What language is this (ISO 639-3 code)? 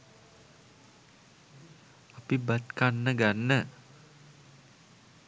sin